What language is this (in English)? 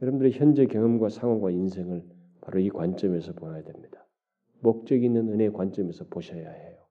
Korean